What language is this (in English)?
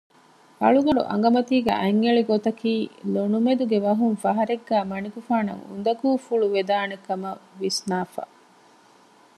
Divehi